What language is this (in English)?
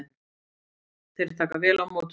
Icelandic